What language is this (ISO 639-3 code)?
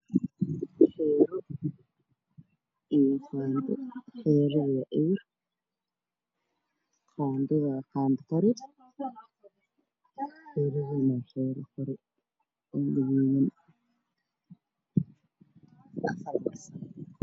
som